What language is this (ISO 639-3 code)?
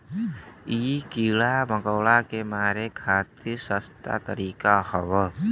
bho